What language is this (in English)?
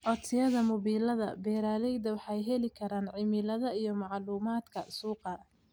Somali